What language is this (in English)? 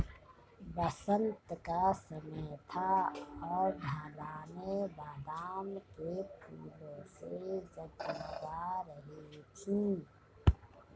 Hindi